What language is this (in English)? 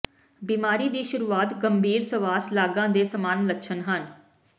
Punjabi